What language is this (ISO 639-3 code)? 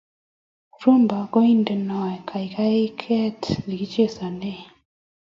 kln